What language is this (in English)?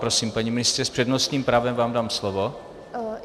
Czech